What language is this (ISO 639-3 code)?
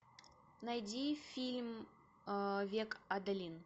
rus